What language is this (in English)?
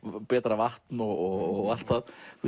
Icelandic